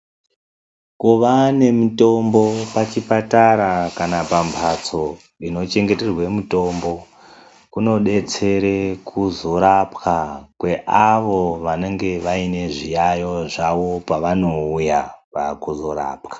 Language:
Ndau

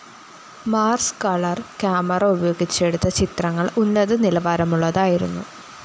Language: Malayalam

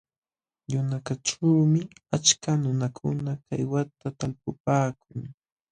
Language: Jauja Wanca Quechua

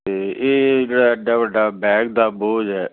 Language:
Punjabi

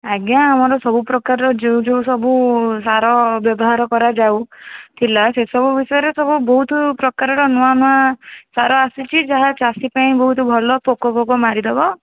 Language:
Odia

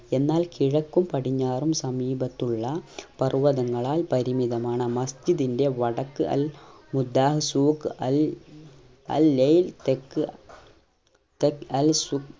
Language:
Malayalam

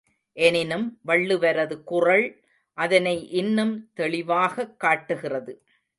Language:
Tamil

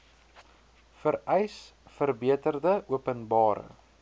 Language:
Afrikaans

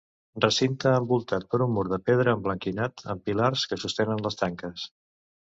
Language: Catalan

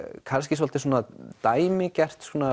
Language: Icelandic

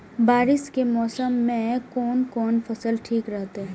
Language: Maithili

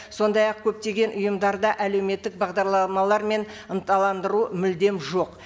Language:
Kazakh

